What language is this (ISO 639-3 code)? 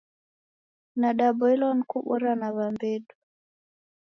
dav